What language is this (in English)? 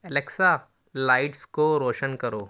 Urdu